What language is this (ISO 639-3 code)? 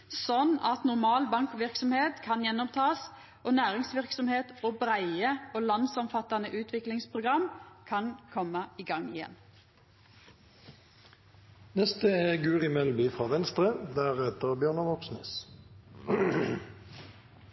nno